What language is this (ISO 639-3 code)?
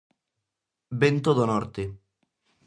glg